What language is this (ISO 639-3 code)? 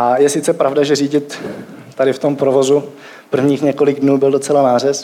ces